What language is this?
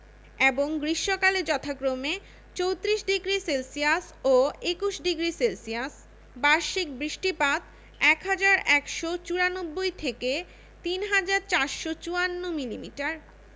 Bangla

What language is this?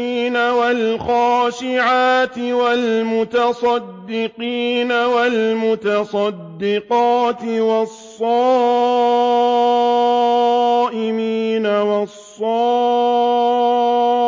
Arabic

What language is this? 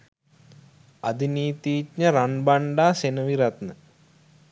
Sinhala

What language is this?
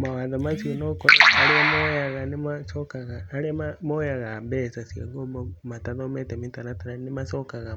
Kikuyu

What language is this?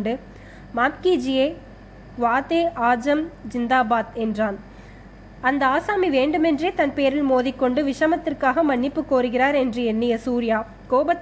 Tamil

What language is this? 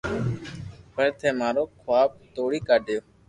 Loarki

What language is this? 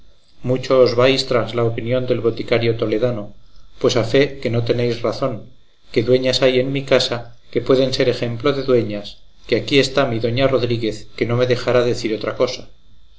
Spanish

